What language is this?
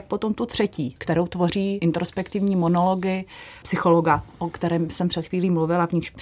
Czech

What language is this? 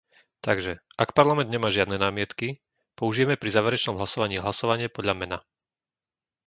Slovak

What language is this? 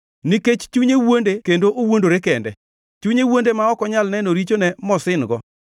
Luo (Kenya and Tanzania)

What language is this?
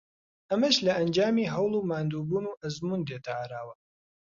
Central Kurdish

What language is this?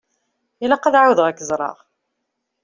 Kabyle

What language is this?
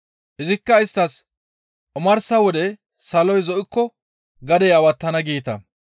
Gamo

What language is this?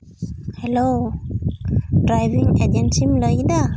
Santali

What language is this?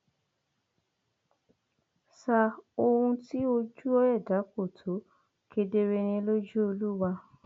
Yoruba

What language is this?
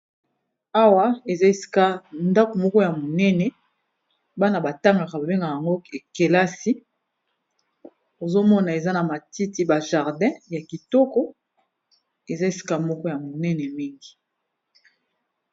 Lingala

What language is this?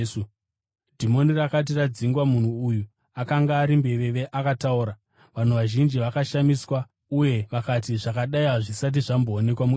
Shona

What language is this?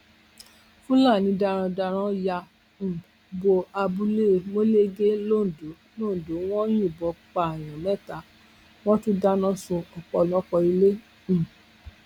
Yoruba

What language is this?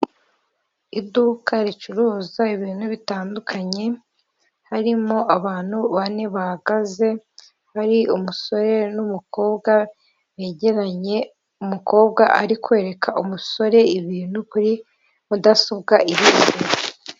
Kinyarwanda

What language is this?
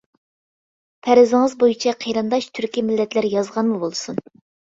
Uyghur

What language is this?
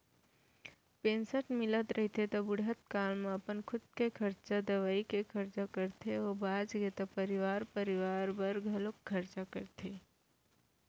Chhattisgarhi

